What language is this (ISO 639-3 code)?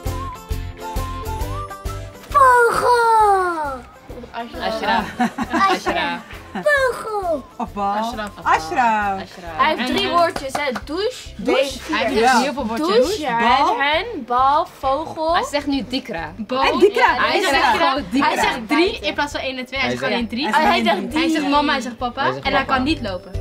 nld